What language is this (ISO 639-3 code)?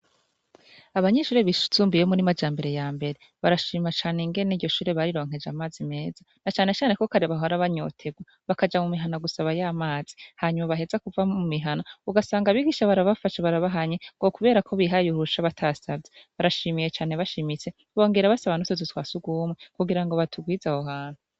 run